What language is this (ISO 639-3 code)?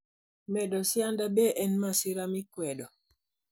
luo